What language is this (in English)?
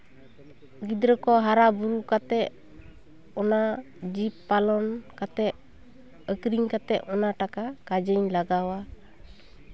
Santali